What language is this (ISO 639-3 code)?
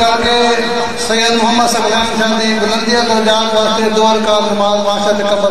ara